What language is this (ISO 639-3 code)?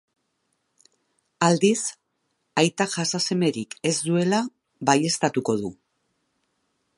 eus